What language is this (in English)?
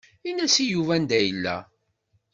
Kabyle